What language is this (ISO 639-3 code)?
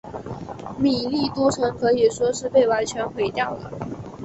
zho